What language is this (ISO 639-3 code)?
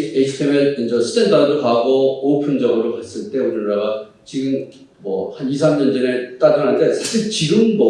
kor